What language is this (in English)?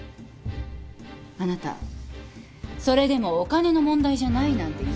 Japanese